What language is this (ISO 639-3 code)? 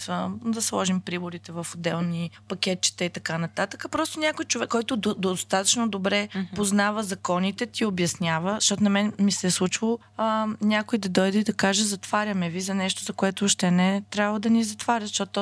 bul